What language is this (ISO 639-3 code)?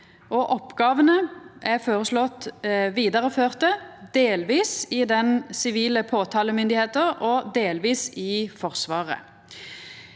nor